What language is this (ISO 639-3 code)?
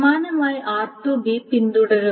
mal